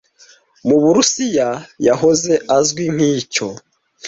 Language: Kinyarwanda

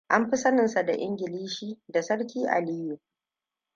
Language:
Hausa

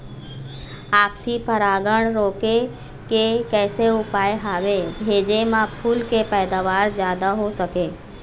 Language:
Chhattisgarhi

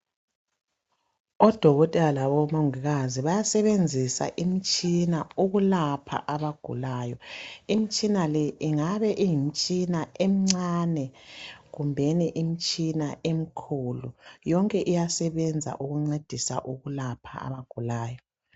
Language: North Ndebele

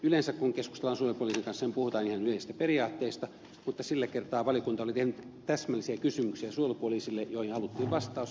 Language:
Finnish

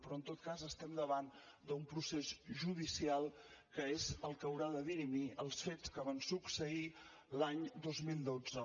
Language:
Catalan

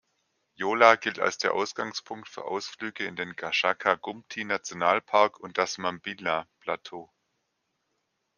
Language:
German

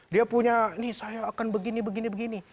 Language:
Indonesian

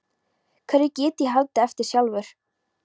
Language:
Icelandic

